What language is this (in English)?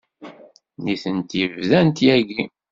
Kabyle